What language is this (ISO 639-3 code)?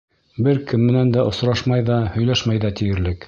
bak